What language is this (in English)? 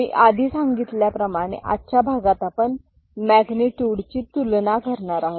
Marathi